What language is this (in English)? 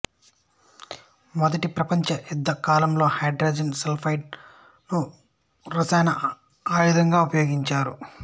Telugu